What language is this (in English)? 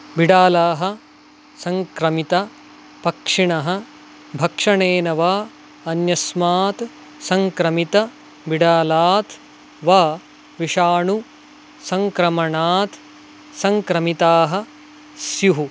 Sanskrit